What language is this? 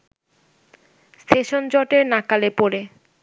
Bangla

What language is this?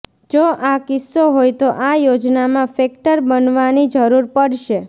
Gujarati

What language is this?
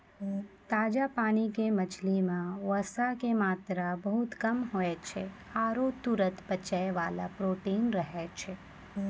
Maithili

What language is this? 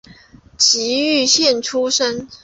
Chinese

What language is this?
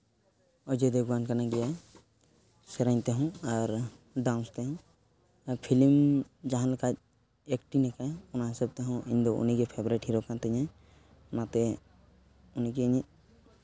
Santali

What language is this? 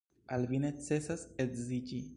Esperanto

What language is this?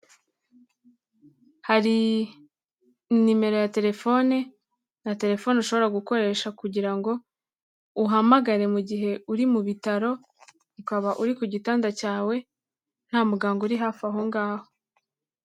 Kinyarwanda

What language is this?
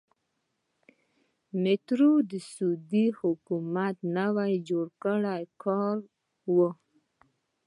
Pashto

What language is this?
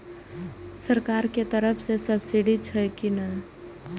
Maithili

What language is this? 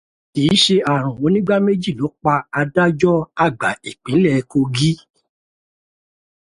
Yoruba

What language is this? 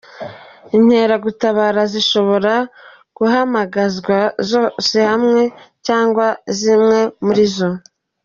Kinyarwanda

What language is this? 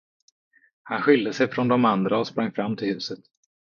Swedish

